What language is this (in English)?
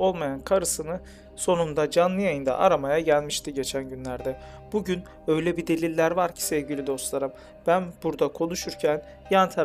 Turkish